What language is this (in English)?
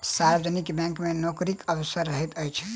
Maithili